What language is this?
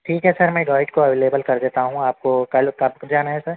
Urdu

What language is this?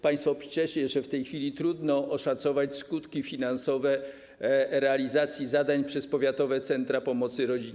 Polish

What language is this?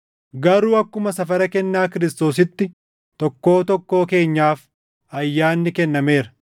Oromo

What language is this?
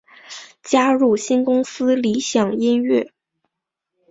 Chinese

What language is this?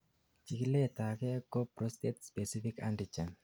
Kalenjin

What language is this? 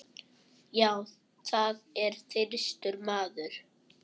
Icelandic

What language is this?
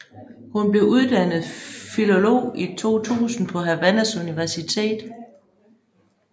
Danish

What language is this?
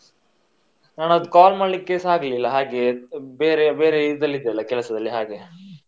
Kannada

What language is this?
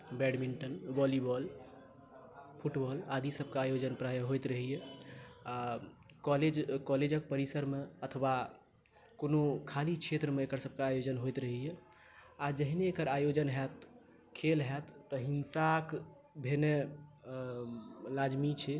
Maithili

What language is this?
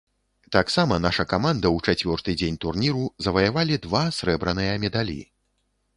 Belarusian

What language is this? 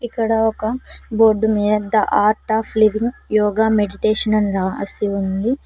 Telugu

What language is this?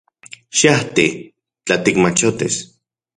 Central Puebla Nahuatl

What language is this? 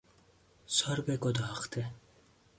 Persian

